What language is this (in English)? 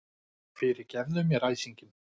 Icelandic